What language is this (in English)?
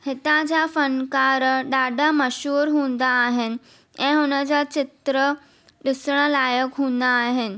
Sindhi